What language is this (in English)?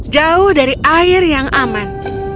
Indonesian